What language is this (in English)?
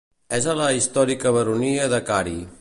Catalan